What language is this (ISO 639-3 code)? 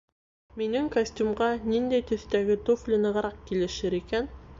bak